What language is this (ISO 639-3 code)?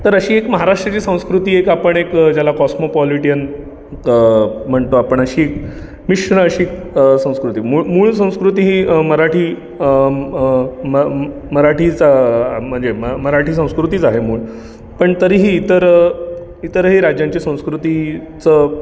mar